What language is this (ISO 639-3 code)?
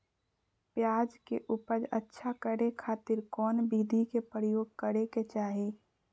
mag